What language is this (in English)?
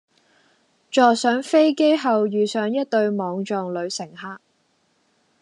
Cantonese